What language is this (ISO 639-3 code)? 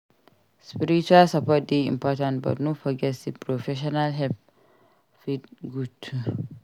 pcm